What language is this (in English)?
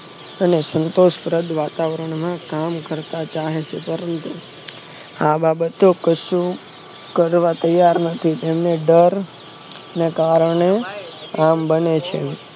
Gujarati